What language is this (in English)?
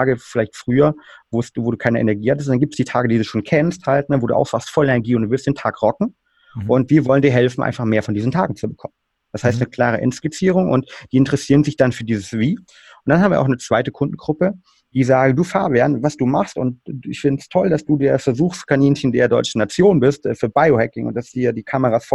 German